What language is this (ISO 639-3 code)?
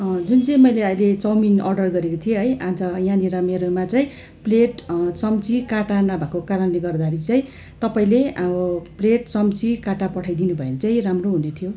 nep